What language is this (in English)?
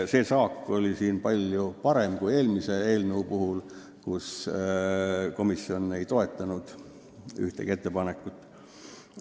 Estonian